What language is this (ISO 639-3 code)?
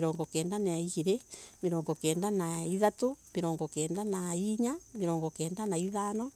ebu